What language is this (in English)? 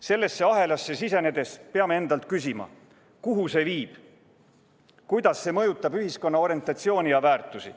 Estonian